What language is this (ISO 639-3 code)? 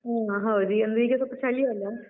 kan